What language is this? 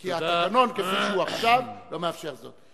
Hebrew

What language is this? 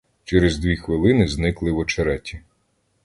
Ukrainian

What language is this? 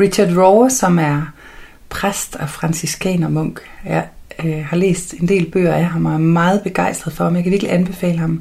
Danish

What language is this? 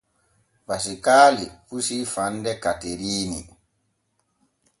Borgu Fulfulde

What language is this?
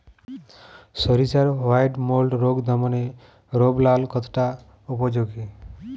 Bangla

